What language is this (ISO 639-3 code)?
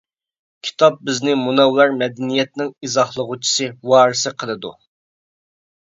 uig